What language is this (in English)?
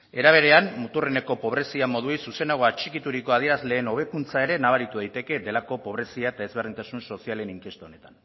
Basque